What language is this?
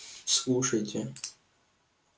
Russian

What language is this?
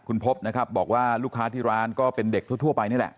Thai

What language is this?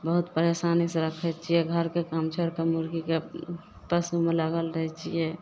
Maithili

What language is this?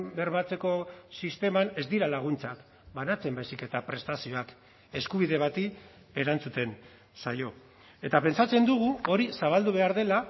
Basque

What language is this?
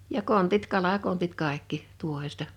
Finnish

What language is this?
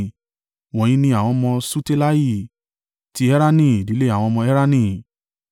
Yoruba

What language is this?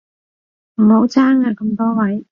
Cantonese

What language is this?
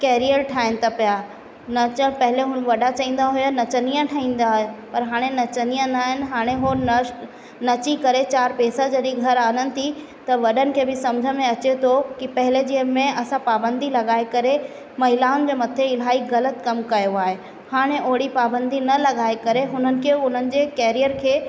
Sindhi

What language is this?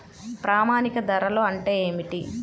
Telugu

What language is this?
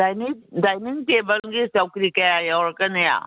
Manipuri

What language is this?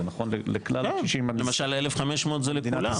Hebrew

